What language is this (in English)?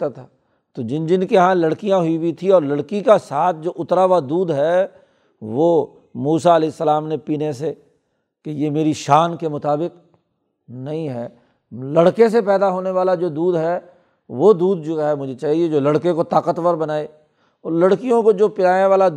Urdu